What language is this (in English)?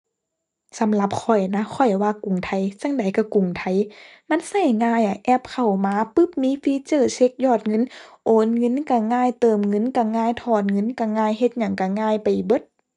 Thai